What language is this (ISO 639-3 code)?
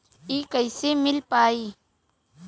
bho